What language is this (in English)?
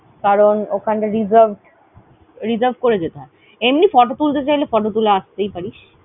Bangla